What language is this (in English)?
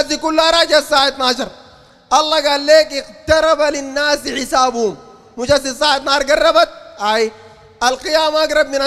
Arabic